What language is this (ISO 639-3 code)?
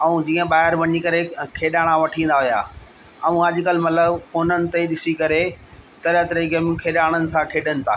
snd